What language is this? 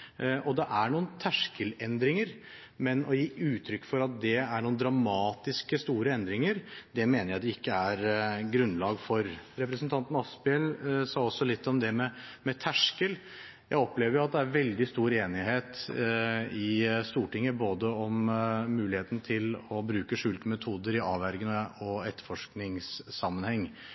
Norwegian Bokmål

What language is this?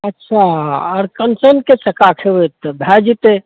Maithili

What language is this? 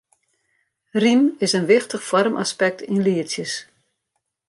Western Frisian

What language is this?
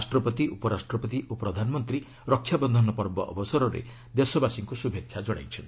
Odia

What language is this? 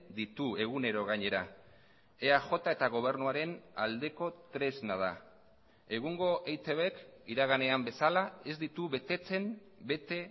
Basque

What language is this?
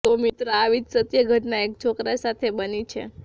Gujarati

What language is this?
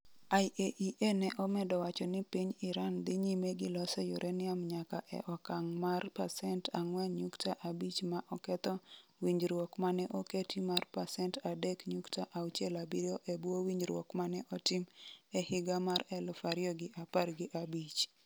Luo (Kenya and Tanzania)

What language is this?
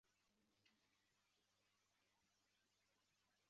Chinese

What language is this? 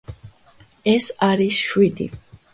Georgian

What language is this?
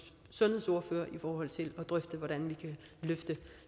Danish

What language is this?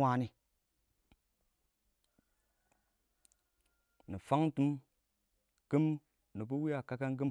Awak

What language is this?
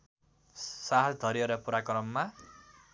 Nepali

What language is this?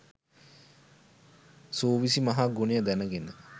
Sinhala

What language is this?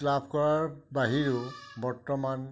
Assamese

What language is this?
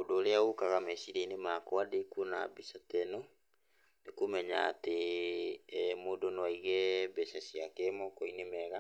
Kikuyu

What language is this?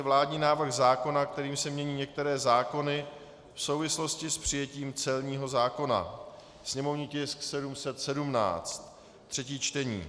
Czech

